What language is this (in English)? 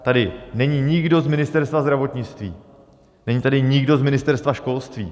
Czech